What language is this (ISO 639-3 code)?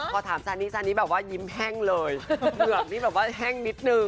tha